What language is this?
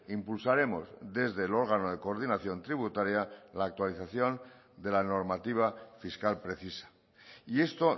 Spanish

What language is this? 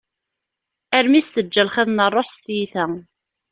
Kabyle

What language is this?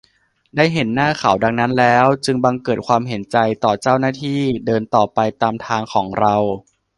Thai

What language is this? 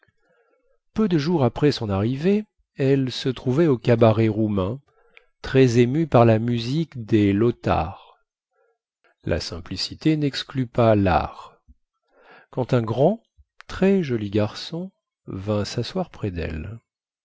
French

